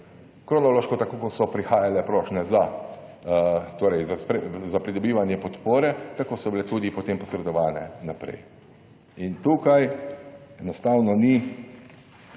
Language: Slovenian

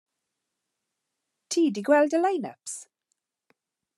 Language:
Welsh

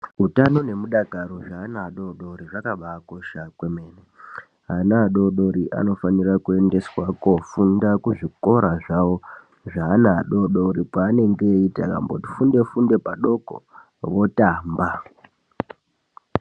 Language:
Ndau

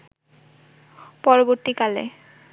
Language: Bangla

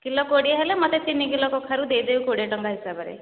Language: Odia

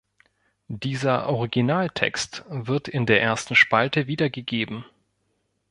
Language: German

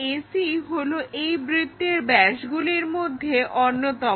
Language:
Bangla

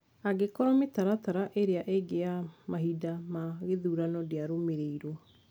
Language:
Kikuyu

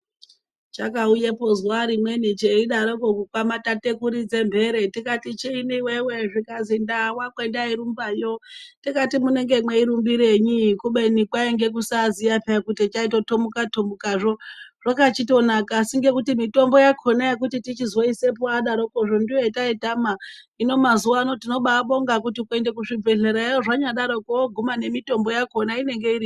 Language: Ndau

